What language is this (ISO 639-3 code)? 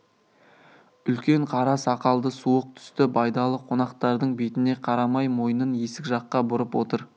kaz